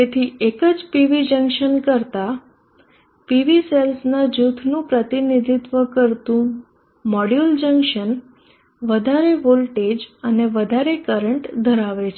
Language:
Gujarati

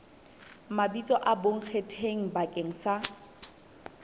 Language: Southern Sotho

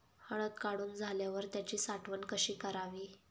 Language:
Marathi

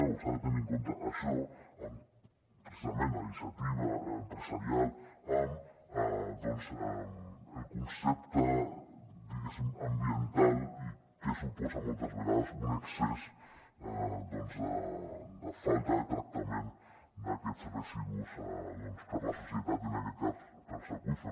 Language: Catalan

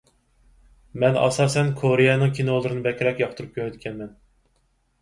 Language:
Uyghur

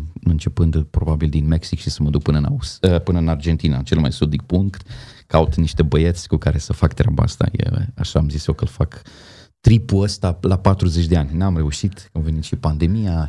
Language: Romanian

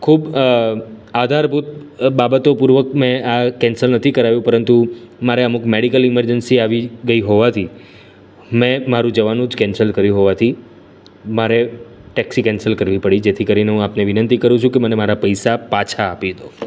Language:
Gujarati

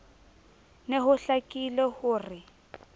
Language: Southern Sotho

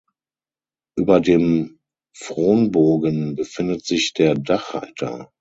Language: German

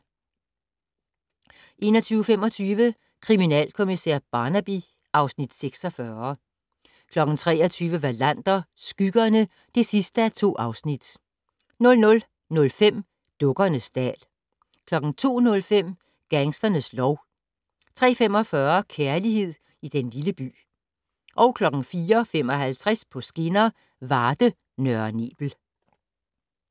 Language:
Danish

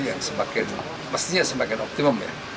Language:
Indonesian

